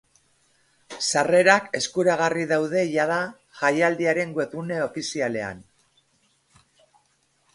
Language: Basque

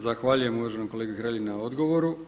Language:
Croatian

